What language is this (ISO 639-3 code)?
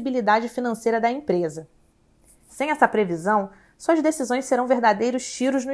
por